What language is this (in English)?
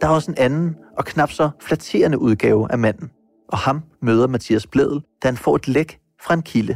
Danish